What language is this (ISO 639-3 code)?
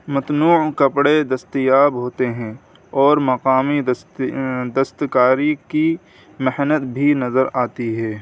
urd